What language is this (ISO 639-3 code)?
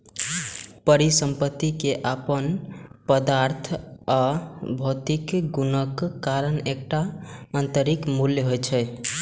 mai